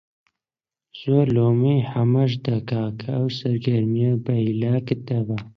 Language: Central Kurdish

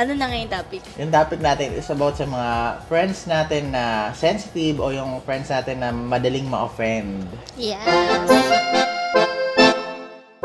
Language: Filipino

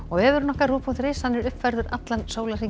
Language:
Icelandic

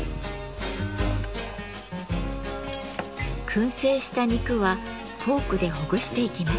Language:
Japanese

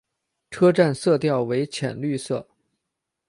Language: Chinese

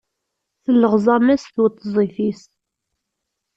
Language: Kabyle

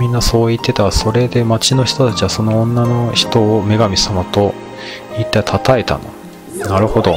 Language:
Japanese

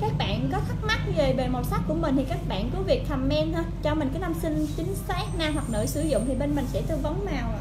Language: Vietnamese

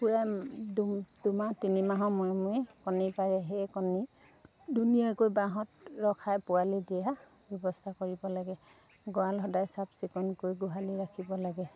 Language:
Assamese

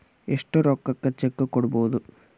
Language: Kannada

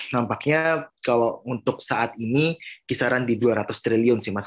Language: Indonesian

